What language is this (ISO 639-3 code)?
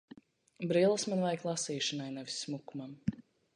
lav